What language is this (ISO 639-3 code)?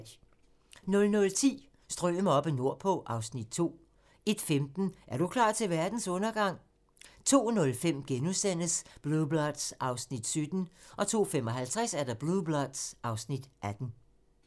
dan